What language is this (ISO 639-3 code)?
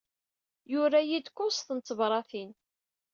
kab